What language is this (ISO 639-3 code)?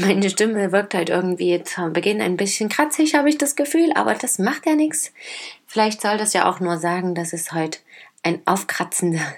deu